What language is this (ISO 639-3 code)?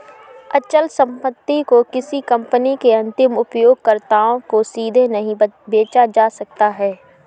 hin